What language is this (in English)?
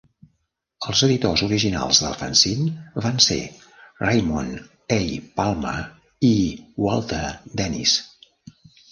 Catalan